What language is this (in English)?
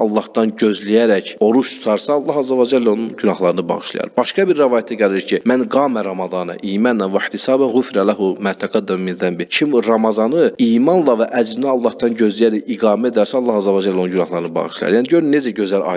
Turkish